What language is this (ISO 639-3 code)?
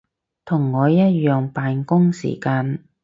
yue